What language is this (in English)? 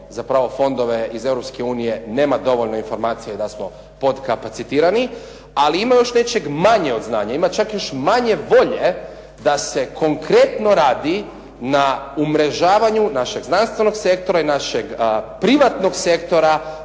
Croatian